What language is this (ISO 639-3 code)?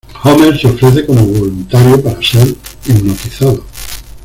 spa